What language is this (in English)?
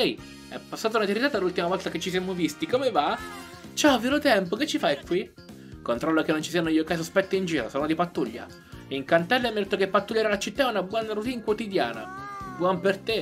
Italian